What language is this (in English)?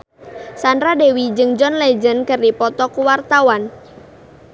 Sundanese